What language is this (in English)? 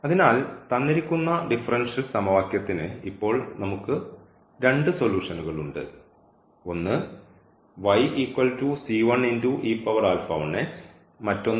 Malayalam